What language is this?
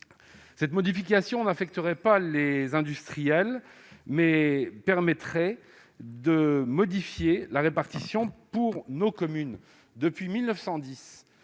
French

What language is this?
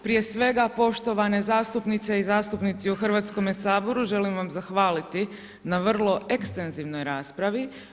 Croatian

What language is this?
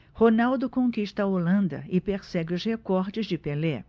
Portuguese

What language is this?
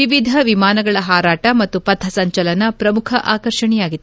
Kannada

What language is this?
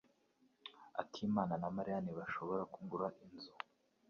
Kinyarwanda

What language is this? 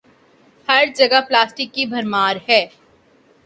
Urdu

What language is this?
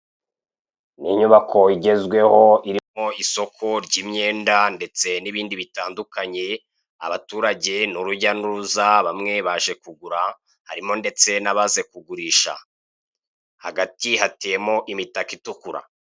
Kinyarwanda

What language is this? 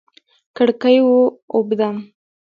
Pashto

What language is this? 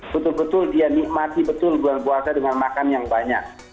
Indonesian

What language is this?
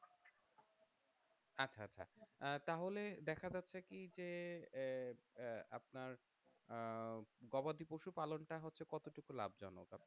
Bangla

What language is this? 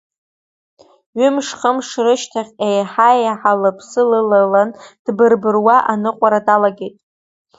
Abkhazian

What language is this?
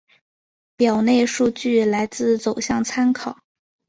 Chinese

